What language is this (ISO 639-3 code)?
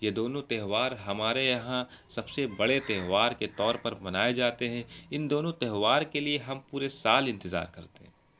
urd